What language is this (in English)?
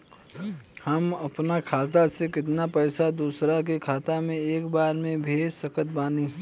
Bhojpuri